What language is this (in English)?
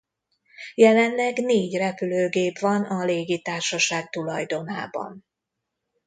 Hungarian